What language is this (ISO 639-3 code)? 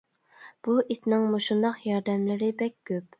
uig